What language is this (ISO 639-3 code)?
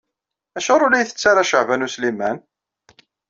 kab